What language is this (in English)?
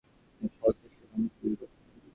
Bangla